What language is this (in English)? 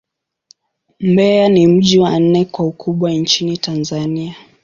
Swahili